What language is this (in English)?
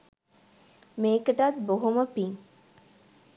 Sinhala